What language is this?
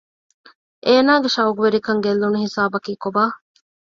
Divehi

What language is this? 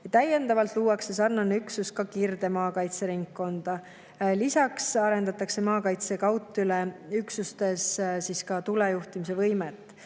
Estonian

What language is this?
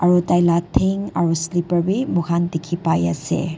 Naga Pidgin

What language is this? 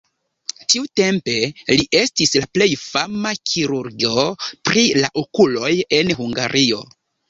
Esperanto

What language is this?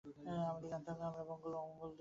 Bangla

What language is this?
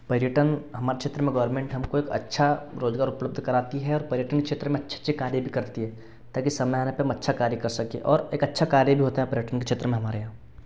Hindi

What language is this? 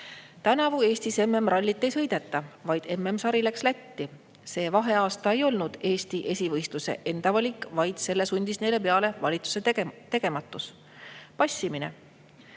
Estonian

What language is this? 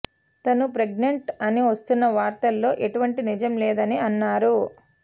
Telugu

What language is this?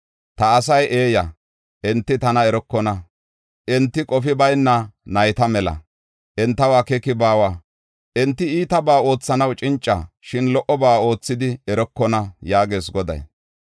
Gofa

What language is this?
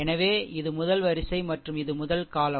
Tamil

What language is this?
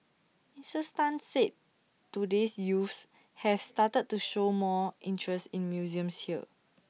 English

